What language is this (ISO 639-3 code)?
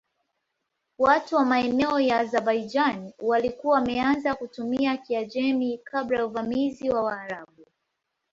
swa